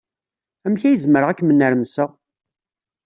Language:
Kabyle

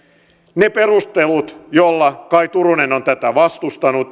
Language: Finnish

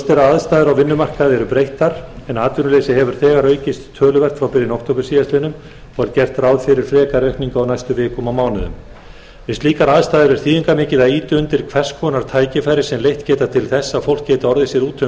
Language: Icelandic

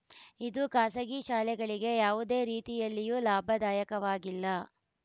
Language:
Kannada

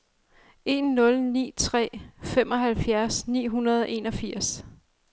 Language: Danish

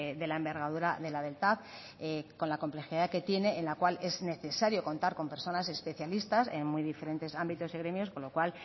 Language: Spanish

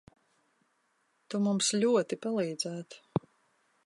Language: Latvian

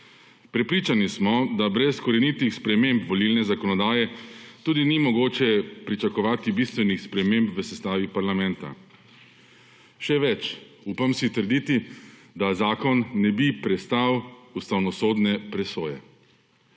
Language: Slovenian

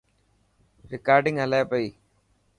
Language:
Dhatki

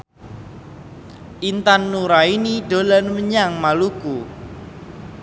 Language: Javanese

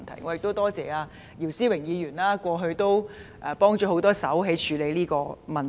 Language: Cantonese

